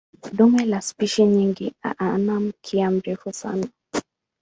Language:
Swahili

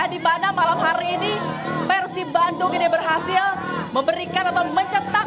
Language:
Indonesian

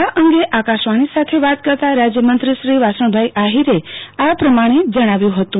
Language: Gujarati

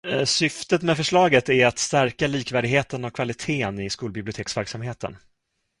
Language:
Swedish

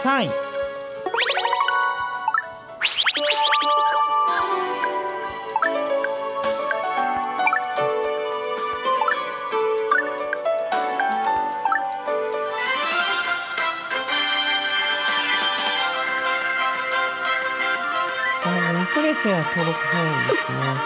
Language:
Japanese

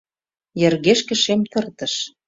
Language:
Mari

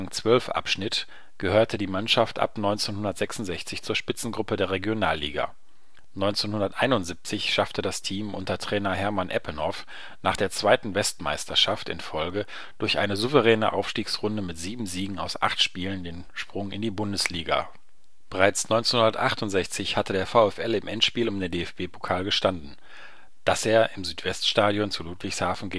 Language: German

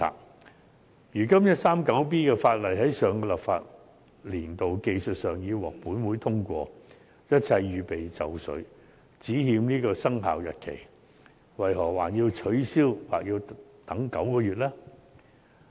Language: Cantonese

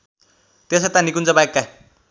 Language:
Nepali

